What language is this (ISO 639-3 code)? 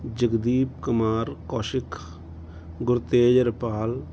pan